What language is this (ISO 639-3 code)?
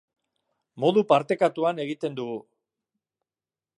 eus